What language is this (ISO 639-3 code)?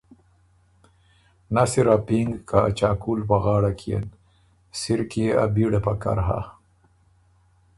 oru